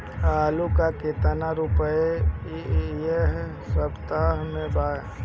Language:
Bhojpuri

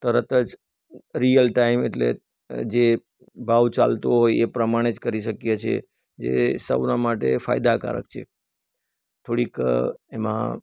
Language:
Gujarati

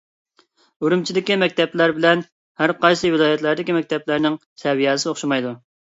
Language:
Uyghur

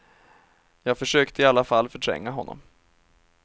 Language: Swedish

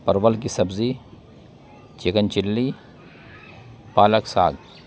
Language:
Urdu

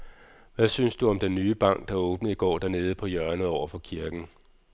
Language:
Danish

